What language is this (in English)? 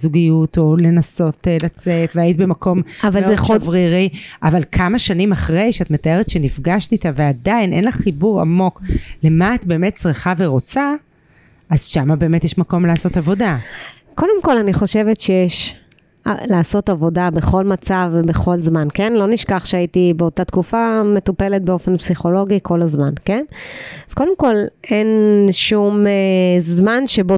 Hebrew